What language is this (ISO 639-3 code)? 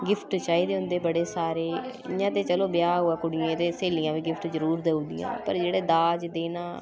doi